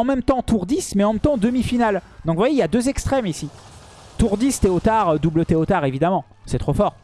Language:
French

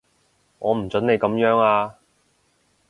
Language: Cantonese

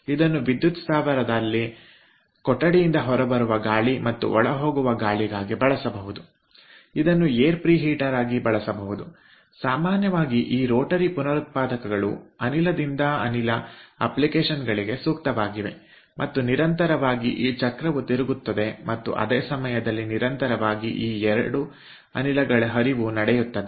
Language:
Kannada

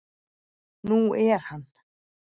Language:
Icelandic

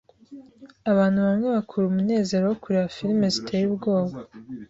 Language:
Kinyarwanda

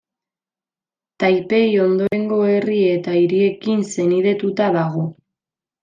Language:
Basque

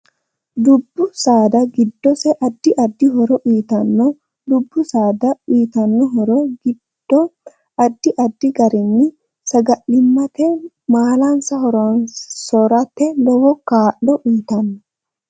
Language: Sidamo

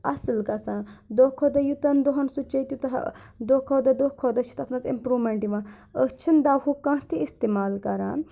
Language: Kashmiri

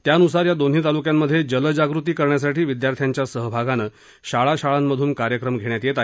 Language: Marathi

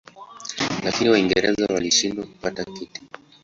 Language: Swahili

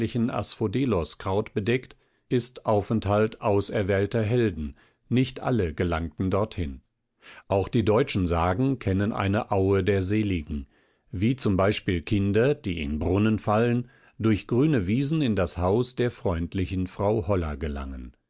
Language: German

